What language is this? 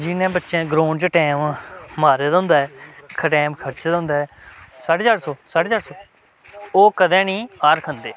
Dogri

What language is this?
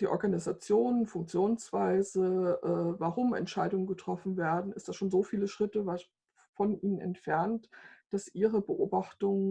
German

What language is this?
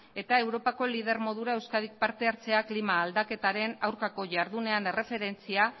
Basque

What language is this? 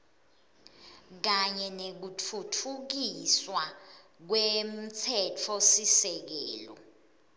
Swati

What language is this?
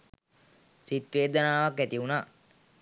Sinhala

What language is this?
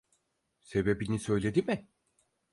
Turkish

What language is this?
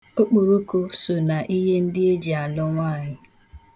Igbo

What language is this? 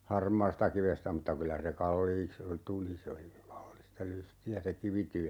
Finnish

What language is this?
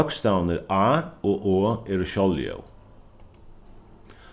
Faroese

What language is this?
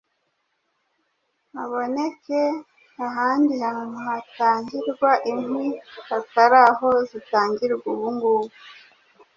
Kinyarwanda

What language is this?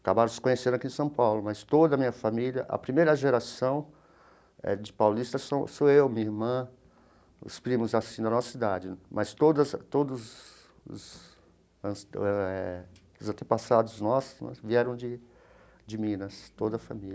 Portuguese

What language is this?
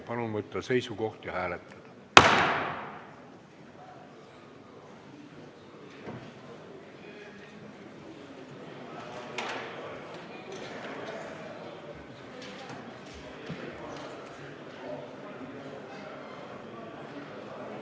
Estonian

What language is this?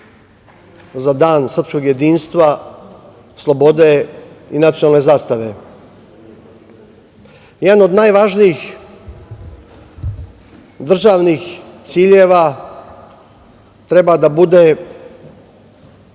Serbian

